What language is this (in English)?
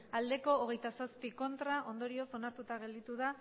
Basque